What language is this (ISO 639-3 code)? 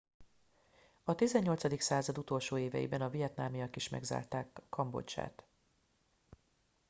hun